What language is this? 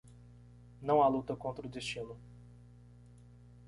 Portuguese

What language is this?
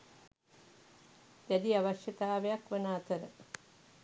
Sinhala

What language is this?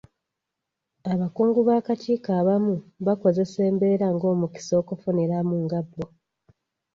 Ganda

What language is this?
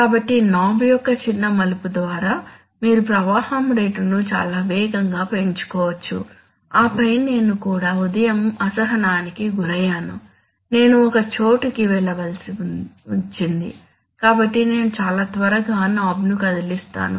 Telugu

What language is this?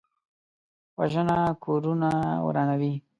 Pashto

